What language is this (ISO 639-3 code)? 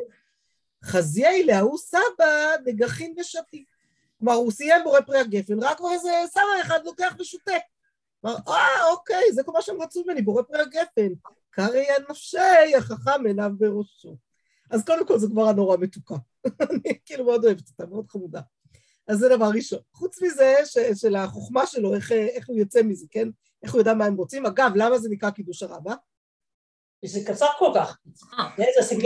heb